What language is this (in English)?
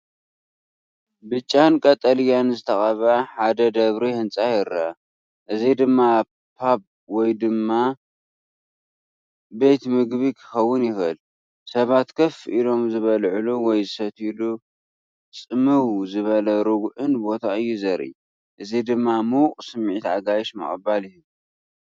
Tigrinya